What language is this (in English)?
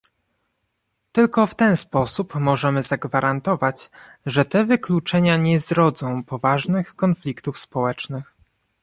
Polish